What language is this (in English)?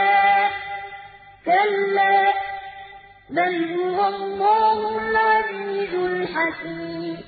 Arabic